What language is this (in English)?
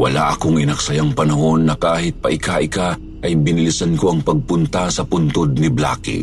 Filipino